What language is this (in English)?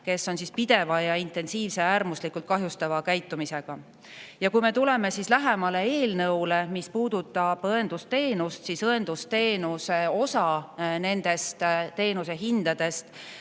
Estonian